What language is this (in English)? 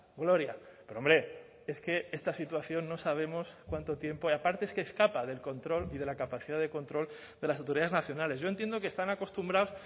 Spanish